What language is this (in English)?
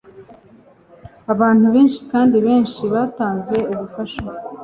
Kinyarwanda